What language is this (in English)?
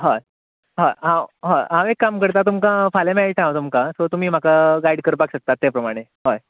Konkani